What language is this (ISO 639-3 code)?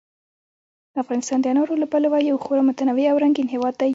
pus